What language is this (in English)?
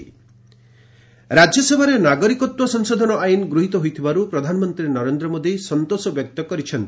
Odia